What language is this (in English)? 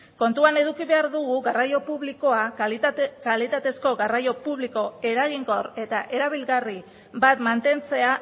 Basque